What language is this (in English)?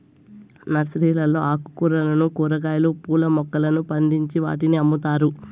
Telugu